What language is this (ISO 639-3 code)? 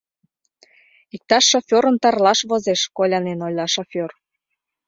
chm